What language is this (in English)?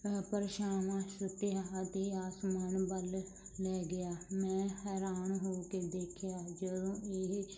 Punjabi